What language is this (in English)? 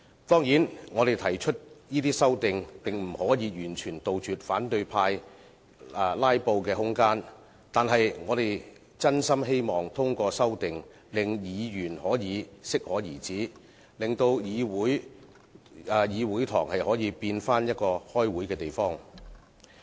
Cantonese